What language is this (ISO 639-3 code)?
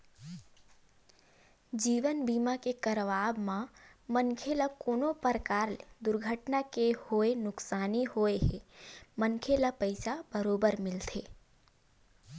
hne